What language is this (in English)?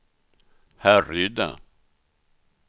Swedish